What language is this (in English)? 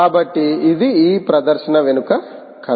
Telugu